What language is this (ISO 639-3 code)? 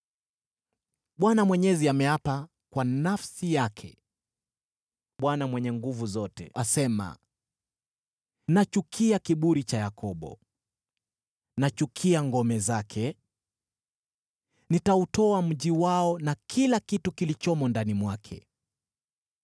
swa